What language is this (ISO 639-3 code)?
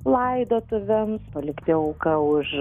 lit